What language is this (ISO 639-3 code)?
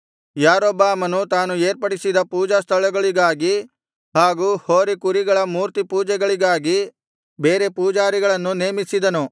kan